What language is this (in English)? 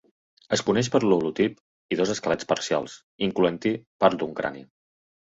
Catalan